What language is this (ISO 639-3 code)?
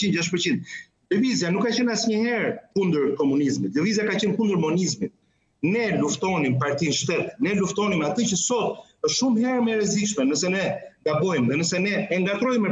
ron